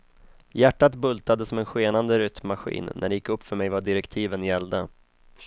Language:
Swedish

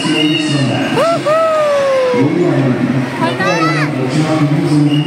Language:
Turkish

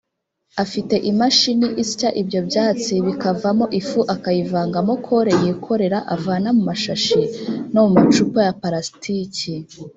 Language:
Kinyarwanda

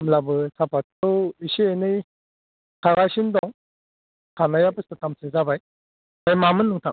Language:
Bodo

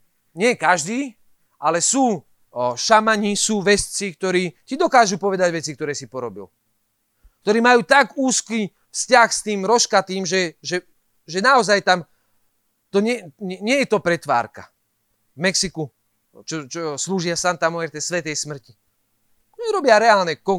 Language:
Slovak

